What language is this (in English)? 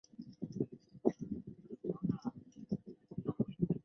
Chinese